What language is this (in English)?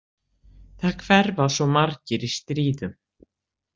Icelandic